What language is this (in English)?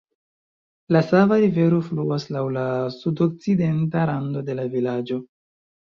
Esperanto